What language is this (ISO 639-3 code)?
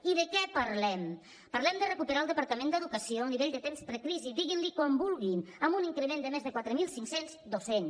cat